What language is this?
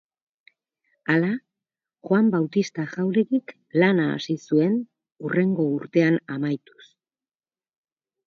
Basque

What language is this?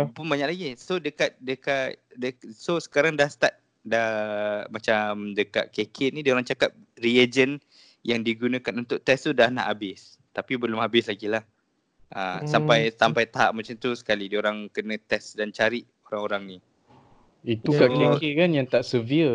Malay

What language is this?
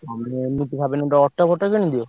Odia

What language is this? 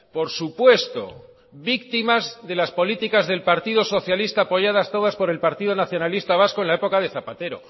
Spanish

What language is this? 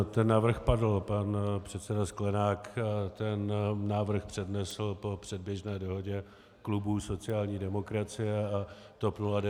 Czech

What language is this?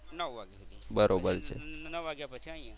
Gujarati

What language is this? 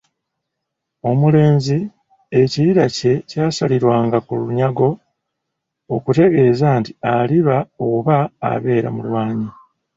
Ganda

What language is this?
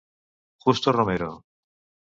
Catalan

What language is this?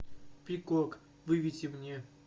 Russian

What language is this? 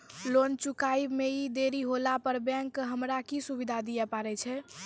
Maithili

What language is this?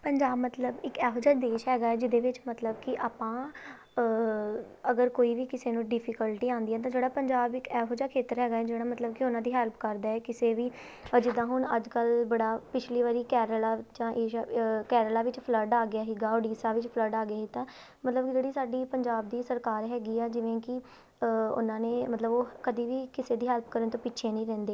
Punjabi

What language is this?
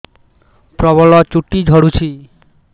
Odia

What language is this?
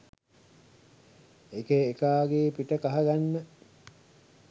Sinhala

